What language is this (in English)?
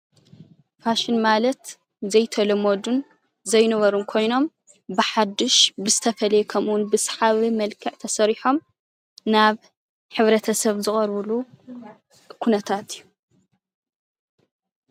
Tigrinya